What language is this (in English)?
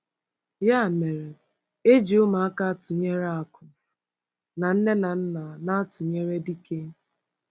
Igbo